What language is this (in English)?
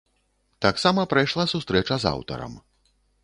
Belarusian